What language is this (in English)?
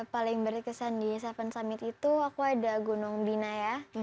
Indonesian